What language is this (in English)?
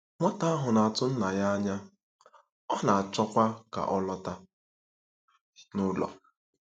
Igbo